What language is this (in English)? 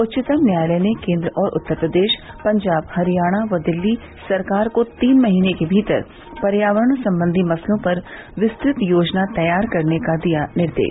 Hindi